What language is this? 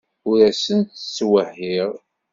Kabyle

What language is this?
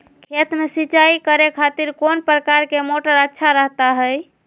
Magahi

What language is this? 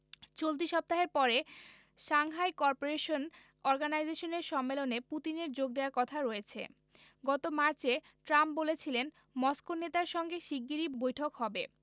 Bangla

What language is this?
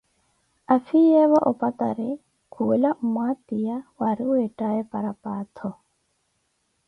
Koti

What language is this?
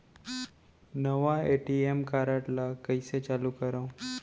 Chhattisgarhi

